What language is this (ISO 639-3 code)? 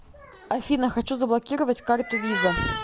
rus